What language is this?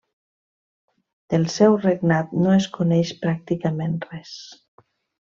Catalan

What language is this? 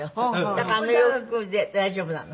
Japanese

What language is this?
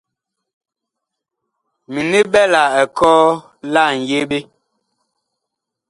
Bakoko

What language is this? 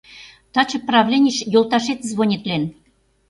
Mari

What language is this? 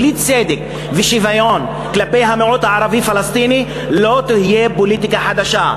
Hebrew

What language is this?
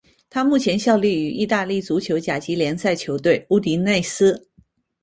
Chinese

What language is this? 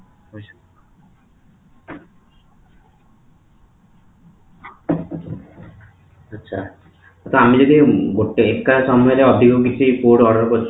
Odia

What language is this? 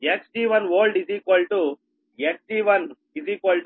Telugu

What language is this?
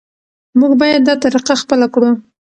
Pashto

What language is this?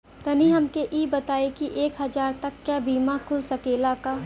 Bhojpuri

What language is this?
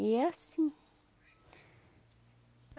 Portuguese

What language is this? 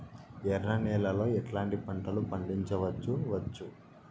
Telugu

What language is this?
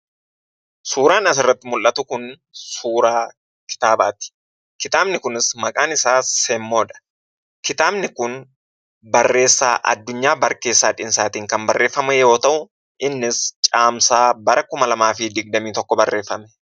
Oromo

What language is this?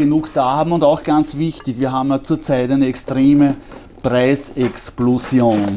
German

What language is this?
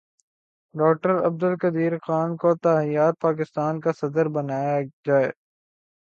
Urdu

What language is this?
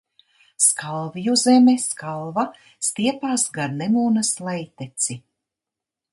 Latvian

